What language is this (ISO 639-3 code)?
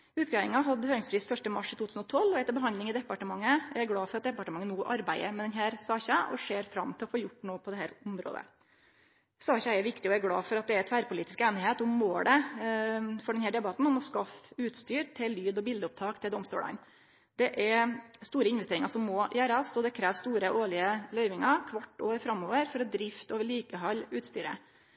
nno